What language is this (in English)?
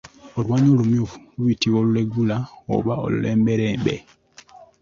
Ganda